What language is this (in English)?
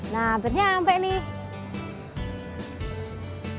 Indonesian